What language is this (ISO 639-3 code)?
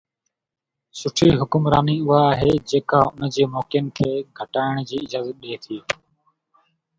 snd